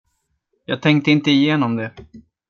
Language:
Swedish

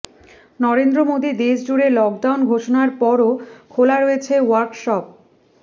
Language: Bangla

